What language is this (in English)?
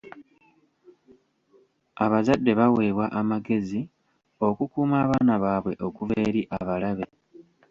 Ganda